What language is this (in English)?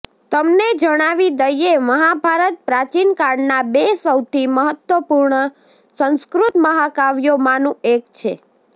Gujarati